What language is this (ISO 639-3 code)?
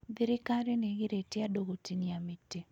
kik